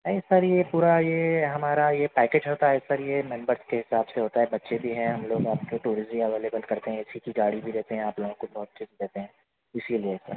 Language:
Urdu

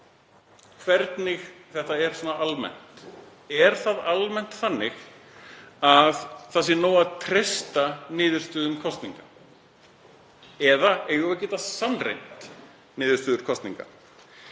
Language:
Icelandic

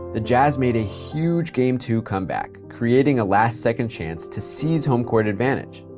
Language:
English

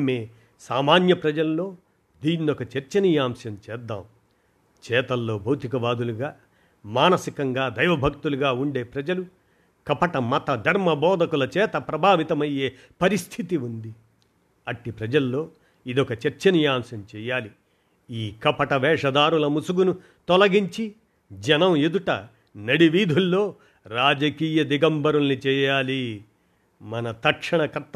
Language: Telugu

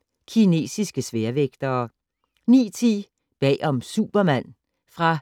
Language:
Danish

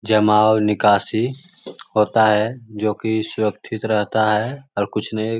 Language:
Magahi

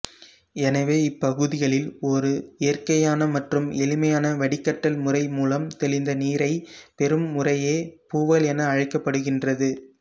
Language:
Tamil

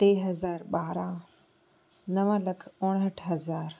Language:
Sindhi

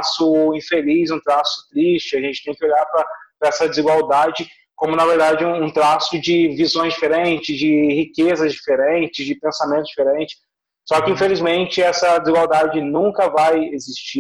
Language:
Portuguese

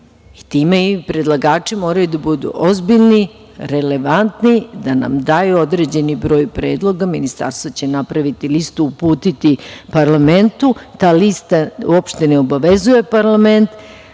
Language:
Serbian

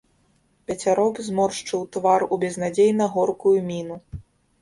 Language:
Belarusian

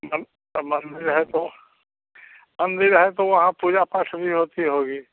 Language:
Hindi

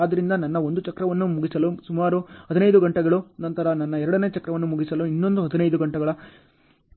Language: Kannada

